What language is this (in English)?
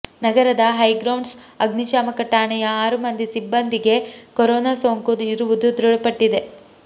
Kannada